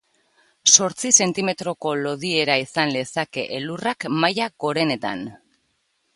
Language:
Basque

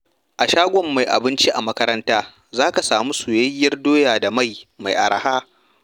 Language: Hausa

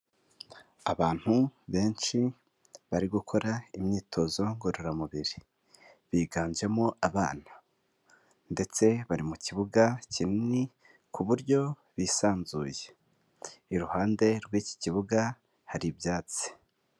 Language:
Kinyarwanda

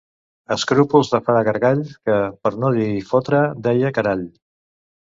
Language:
Catalan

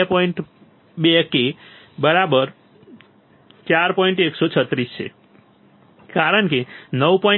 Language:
Gujarati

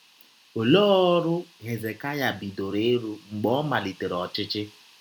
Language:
Igbo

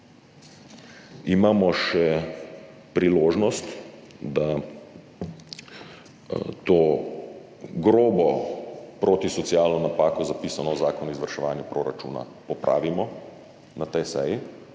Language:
Slovenian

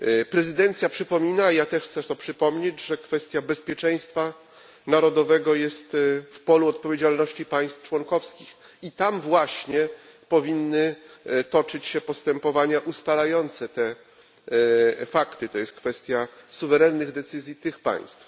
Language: Polish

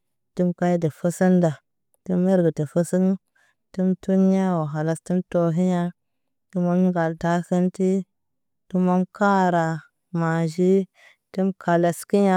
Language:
Naba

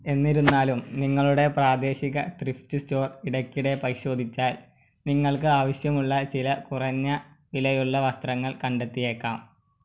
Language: Malayalam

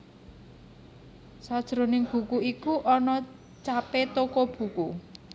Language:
Javanese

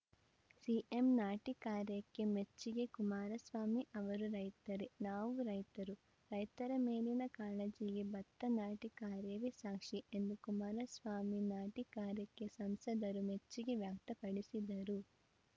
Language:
Kannada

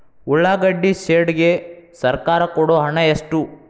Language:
Kannada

